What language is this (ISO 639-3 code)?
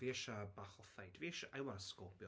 cym